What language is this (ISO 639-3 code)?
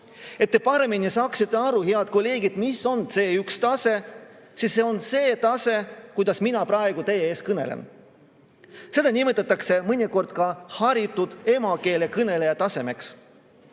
est